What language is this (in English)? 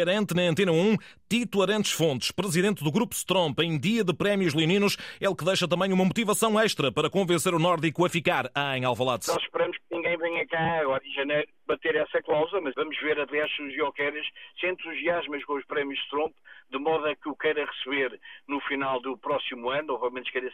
Portuguese